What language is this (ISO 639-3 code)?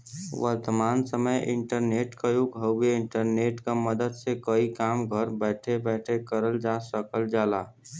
bho